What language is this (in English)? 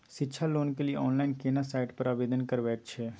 Maithili